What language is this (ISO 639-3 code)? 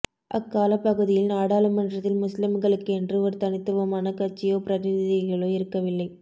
tam